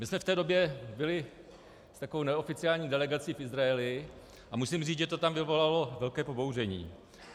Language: Czech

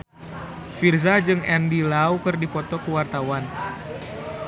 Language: Sundanese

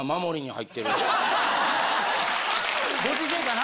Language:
Japanese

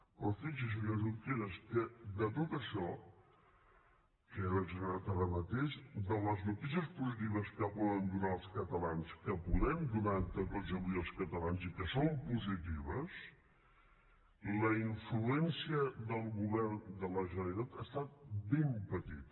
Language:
Catalan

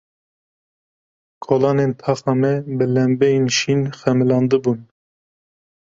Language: Kurdish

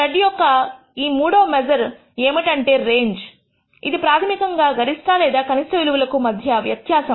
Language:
Telugu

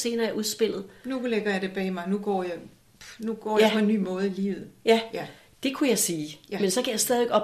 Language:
Danish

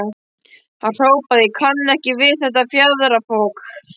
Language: Icelandic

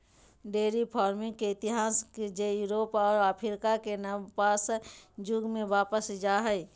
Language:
Magahi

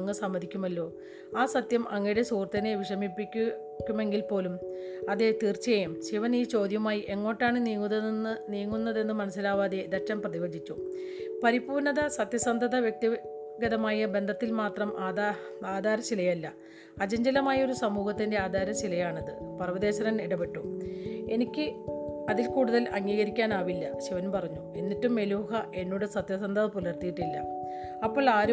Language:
Malayalam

